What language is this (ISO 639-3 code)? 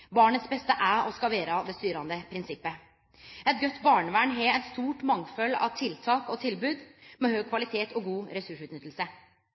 nno